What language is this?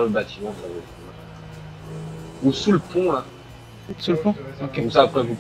French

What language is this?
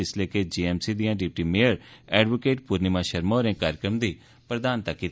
Dogri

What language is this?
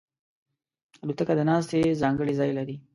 Pashto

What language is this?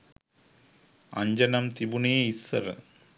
Sinhala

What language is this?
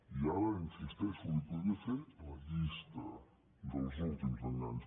Catalan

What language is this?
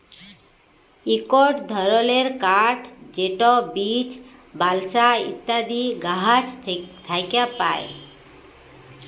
Bangla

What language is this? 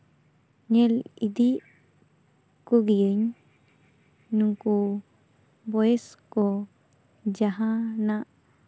Santali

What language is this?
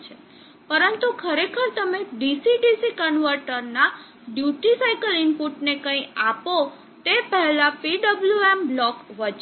Gujarati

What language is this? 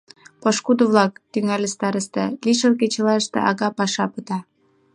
Mari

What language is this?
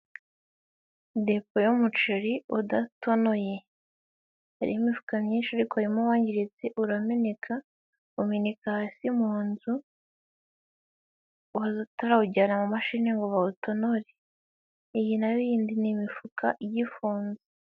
Kinyarwanda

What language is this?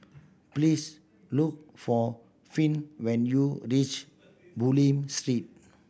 English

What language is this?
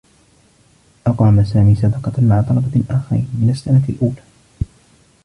Arabic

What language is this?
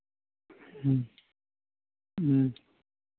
Hindi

